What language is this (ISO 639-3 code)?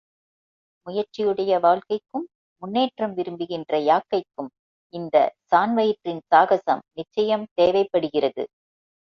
tam